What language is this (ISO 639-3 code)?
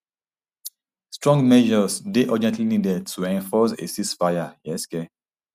pcm